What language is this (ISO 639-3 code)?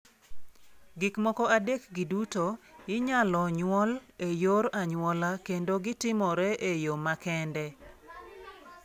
luo